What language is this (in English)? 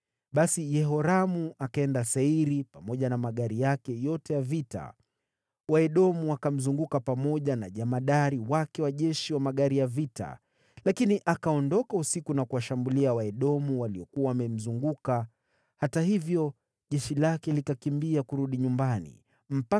Swahili